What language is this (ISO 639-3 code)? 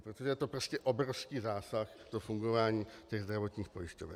ces